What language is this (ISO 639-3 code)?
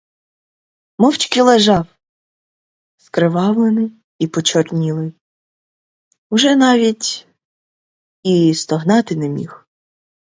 ukr